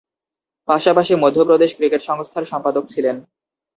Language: Bangla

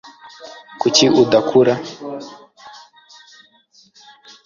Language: Kinyarwanda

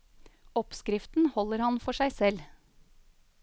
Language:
Norwegian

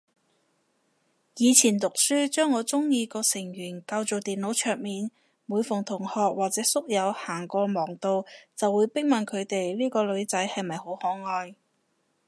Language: Cantonese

